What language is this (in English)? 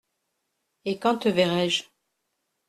French